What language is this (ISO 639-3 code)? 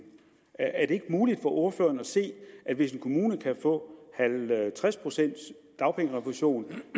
dan